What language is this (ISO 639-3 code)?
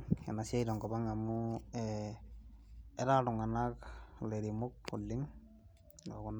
mas